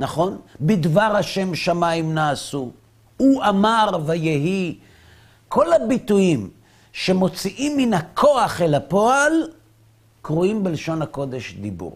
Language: Hebrew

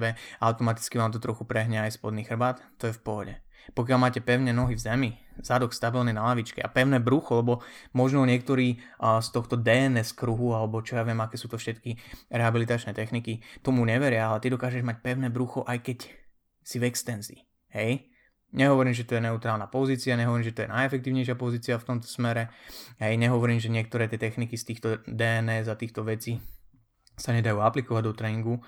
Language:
Slovak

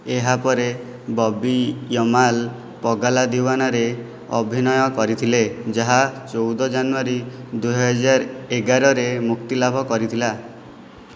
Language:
Odia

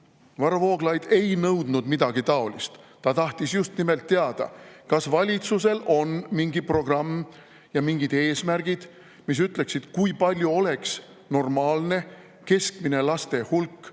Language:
Estonian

